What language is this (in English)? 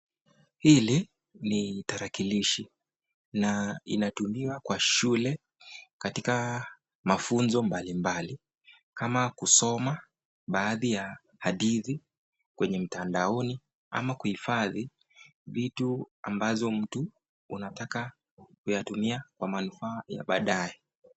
Swahili